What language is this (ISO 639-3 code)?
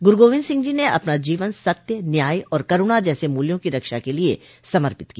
hin